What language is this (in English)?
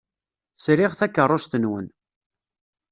Kabyle